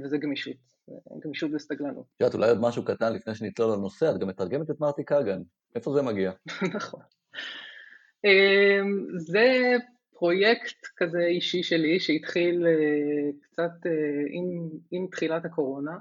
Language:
Hebrew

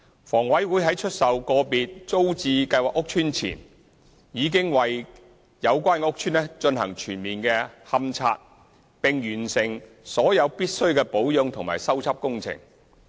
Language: Cantonese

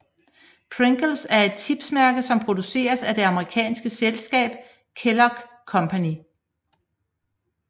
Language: Danish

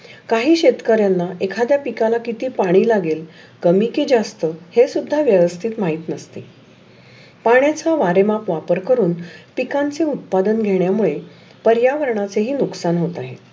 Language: Marathi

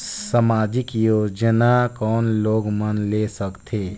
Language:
Chhattisgarhi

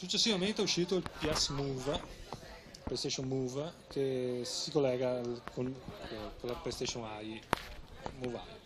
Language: Italian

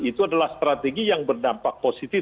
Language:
Indonesian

